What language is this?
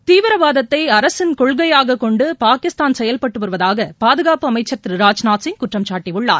Tamil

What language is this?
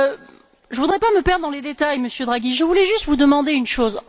French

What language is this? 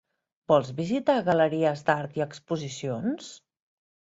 Catalan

